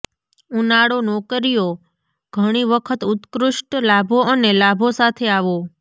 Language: Gujarati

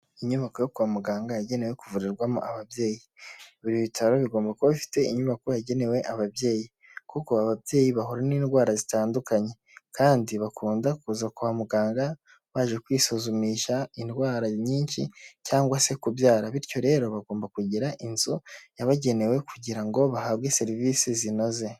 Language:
Kinyarwanda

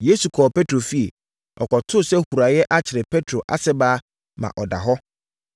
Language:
Akan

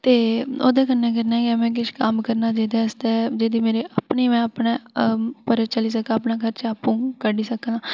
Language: Dogri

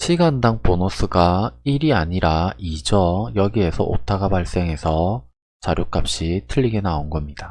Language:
Korean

